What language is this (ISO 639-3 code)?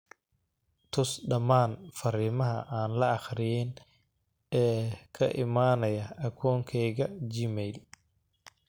som